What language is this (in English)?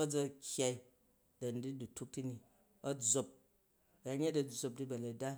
Jju